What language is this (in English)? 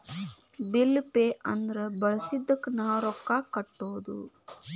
Kannada